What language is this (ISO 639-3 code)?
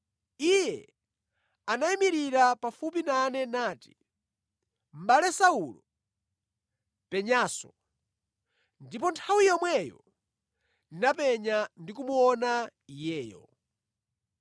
nya